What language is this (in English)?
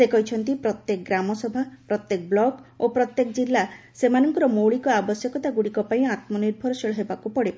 Odia